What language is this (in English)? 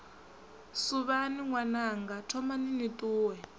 Venda